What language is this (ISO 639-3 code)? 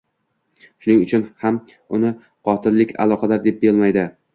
uzb